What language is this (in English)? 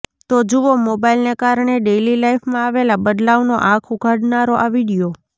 Gujarati